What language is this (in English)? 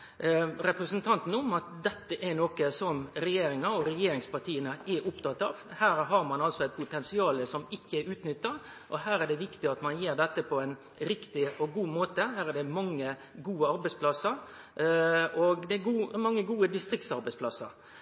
Norwegian Nynorsk